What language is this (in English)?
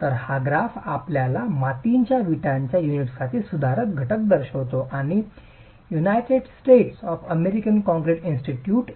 Marathi